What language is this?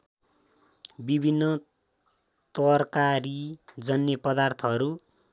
Nepali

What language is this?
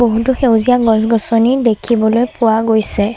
Assamese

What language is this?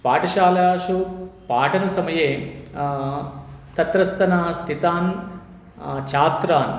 Sanskrit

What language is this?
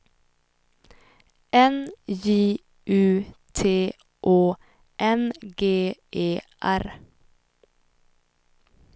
Swedish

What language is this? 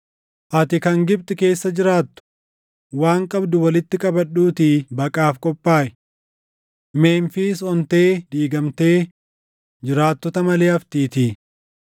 Oromo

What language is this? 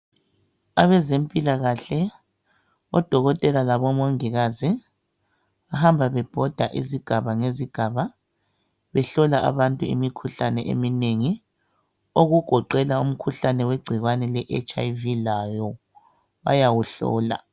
North Ndebele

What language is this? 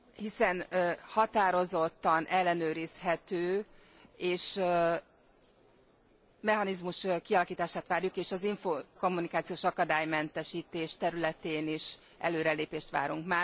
Hungarian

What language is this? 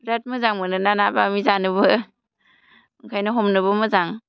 Bodo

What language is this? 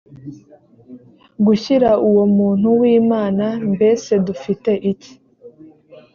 Kinyarwanda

